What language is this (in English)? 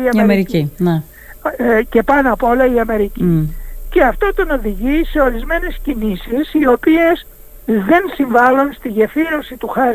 Greek